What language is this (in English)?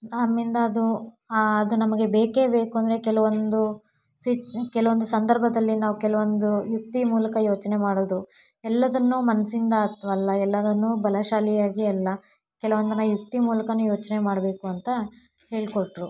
Kannada